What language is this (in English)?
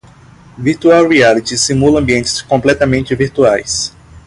Portuguese